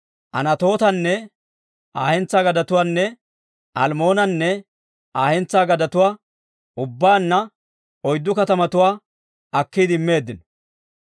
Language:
Dawro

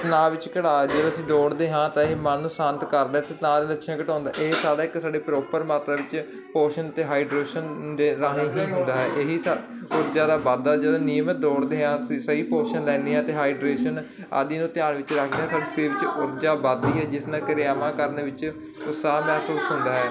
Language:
Punjabi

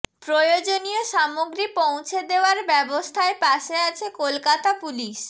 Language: Bangla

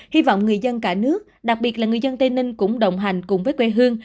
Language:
Vietnamese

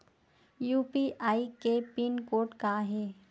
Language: Chhattisgarhi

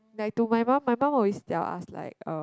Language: English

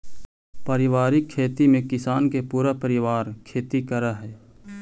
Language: Magahi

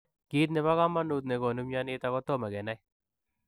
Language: Kalenjin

